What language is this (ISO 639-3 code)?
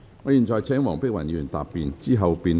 yue